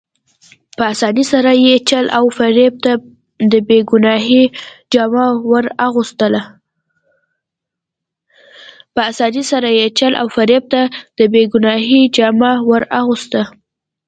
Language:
Pashto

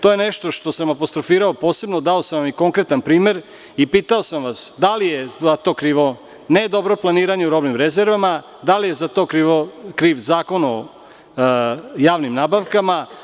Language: Serbian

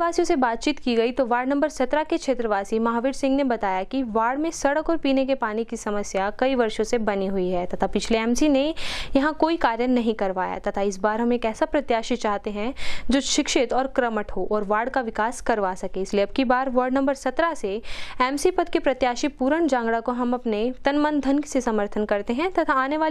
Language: Hindi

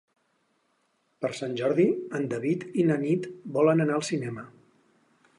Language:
Catalan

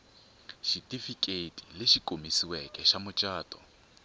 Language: Tsonga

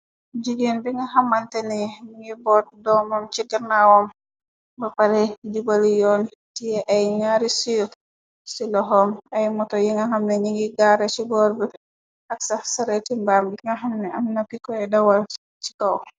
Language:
Wolof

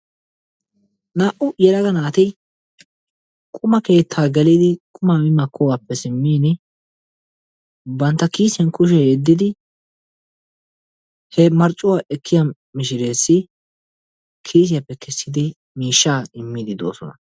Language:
Wolaytta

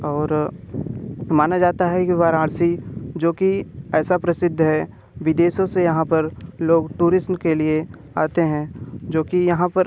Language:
Hindi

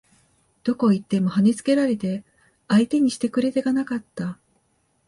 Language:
Japanese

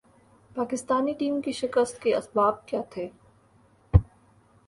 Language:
Urdu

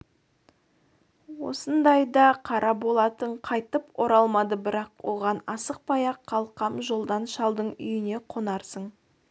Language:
Kazakh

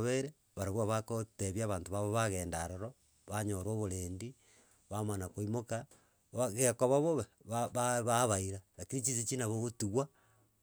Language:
Gusii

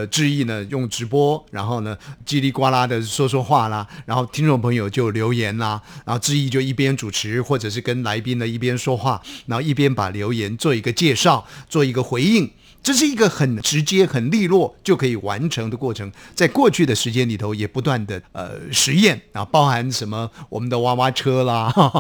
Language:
Chinese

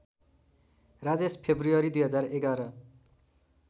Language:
Nepali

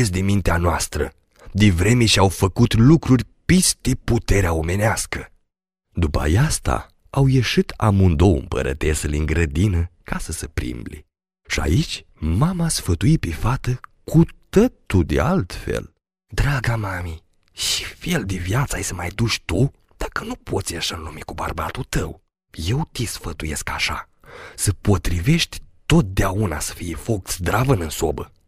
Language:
Romanian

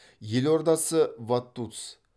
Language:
Kazakh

